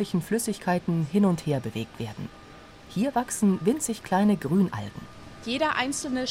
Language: German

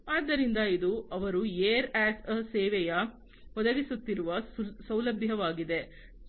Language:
Kannada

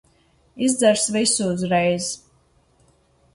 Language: Latvian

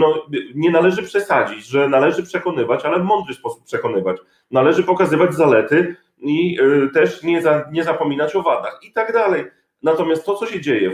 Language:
Polish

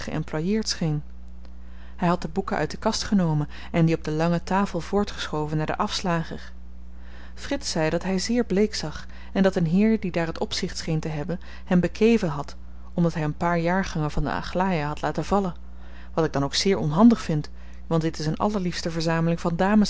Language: Dutch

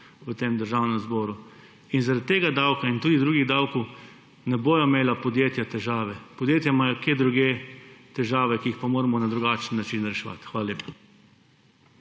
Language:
Slovenian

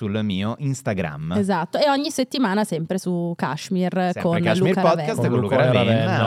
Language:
Italian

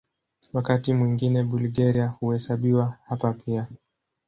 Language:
Swahili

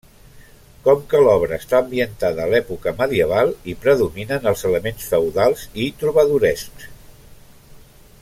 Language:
Catalan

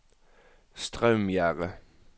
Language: Norwegian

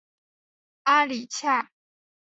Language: Chinese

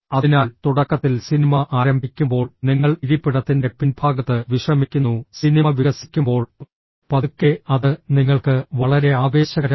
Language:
Malayalam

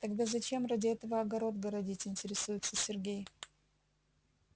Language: Russian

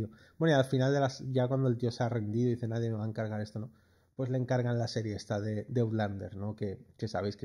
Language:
Spanish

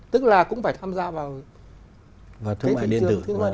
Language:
Vietnamese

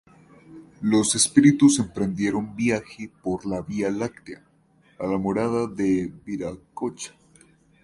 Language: Spanish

